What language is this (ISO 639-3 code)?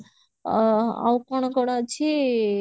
ori